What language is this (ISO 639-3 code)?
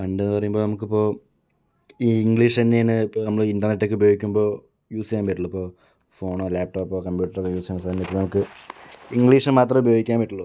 mal